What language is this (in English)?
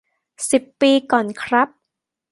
Thai